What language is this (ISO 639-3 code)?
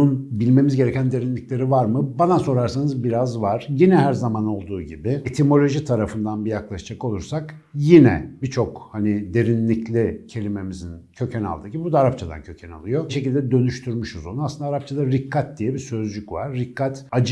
tur